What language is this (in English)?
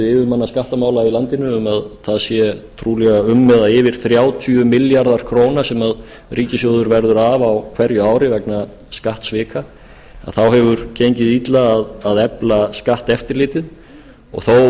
Icelandic